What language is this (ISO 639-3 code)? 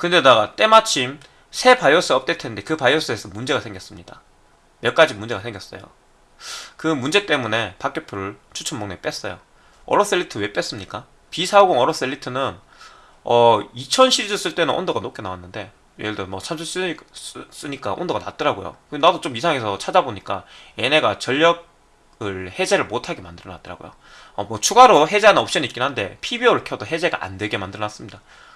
kor